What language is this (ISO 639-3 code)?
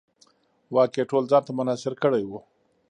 pus